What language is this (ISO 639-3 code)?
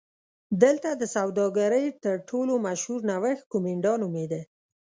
pus